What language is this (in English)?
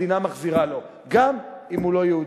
Hebrew